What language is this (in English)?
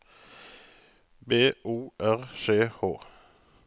Norwegian